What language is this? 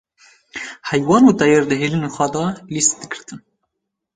Kurdish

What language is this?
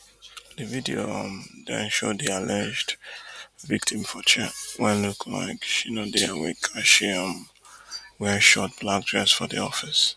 Nigerian Pidgin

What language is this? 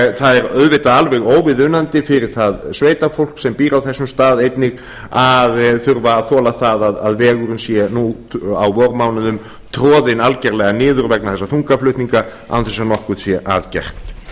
Icelandic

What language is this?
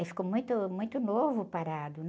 Portuguese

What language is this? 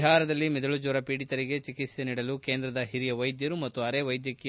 Kannada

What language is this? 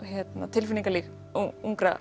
Icelandic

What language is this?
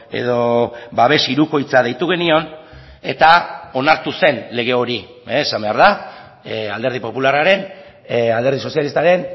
Basque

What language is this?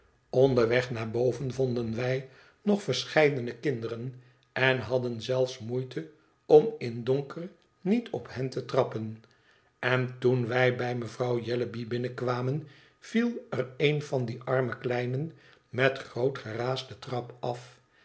Dutch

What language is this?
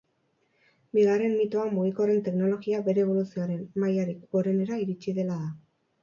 Basque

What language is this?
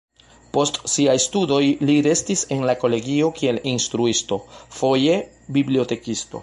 Esperanto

